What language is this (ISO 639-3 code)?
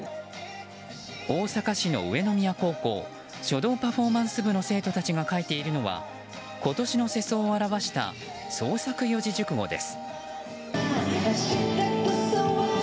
jpn